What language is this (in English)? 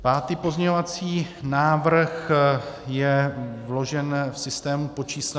Czech